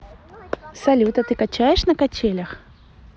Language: Russian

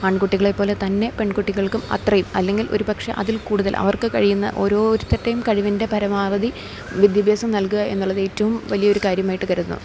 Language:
Malayalam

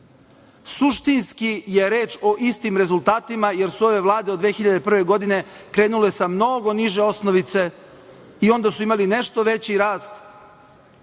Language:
Serbian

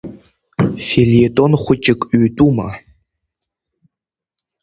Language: Abkhazian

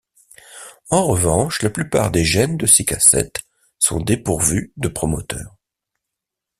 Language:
French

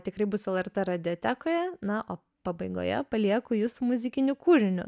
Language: Lithuanian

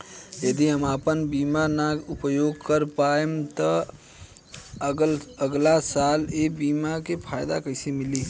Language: Bhojpuri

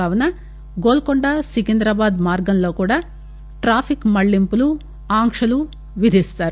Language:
Telugu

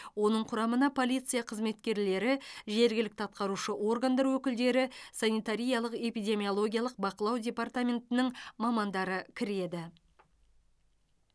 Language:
Kazakh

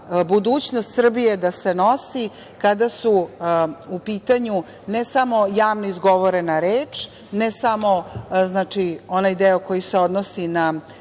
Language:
Serbian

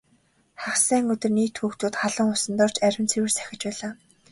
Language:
Mongolian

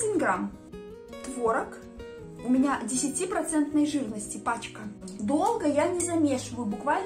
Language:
Russian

